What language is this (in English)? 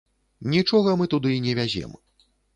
Belarusian